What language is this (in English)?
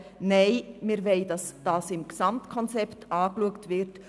Swiss German